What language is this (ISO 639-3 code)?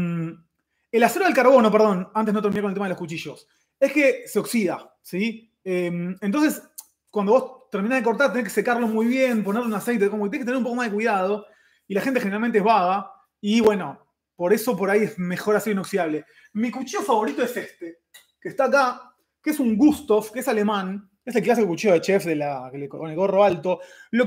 spa